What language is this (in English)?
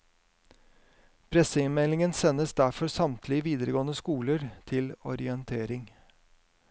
Norwegian